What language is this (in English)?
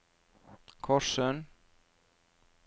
Norwegian